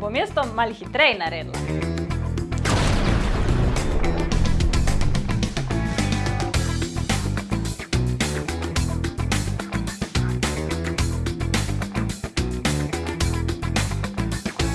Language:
Slovenian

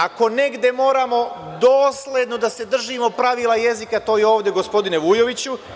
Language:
Serbian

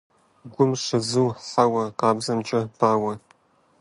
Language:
Kabardian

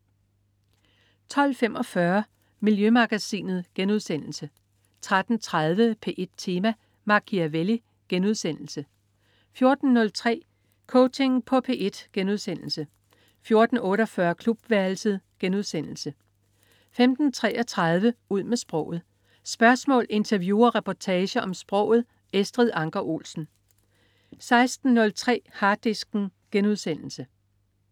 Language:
Danish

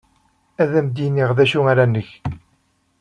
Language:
Kabyle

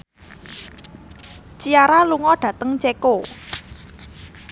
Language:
Javanese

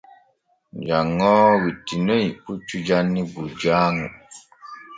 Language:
Borgu Fulfulde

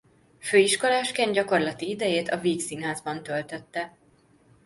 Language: Hungarian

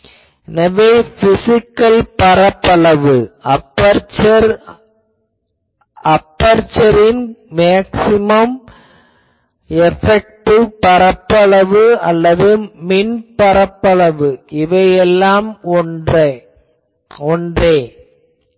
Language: Tamil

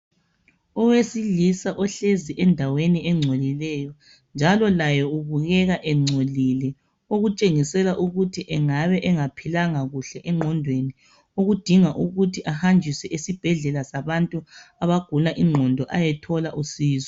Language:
North Ndebele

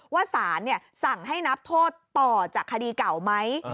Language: Thai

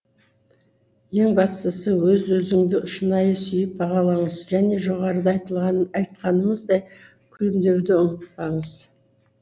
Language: Kazakh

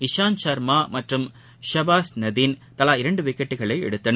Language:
Tamil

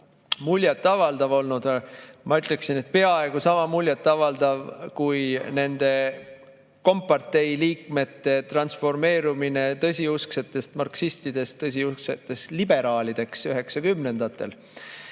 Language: Estonian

